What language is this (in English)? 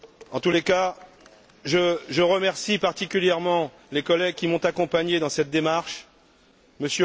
French